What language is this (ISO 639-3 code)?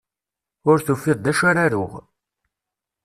kab